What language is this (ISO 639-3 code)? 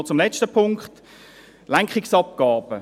gsw